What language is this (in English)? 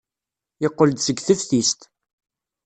Kabyle